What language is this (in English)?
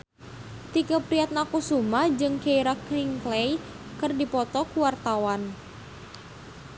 Sundanese